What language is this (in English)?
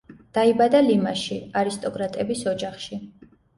Georgian